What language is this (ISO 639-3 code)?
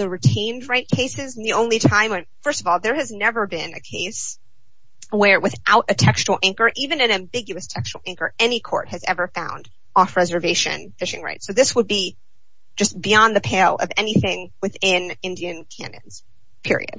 eng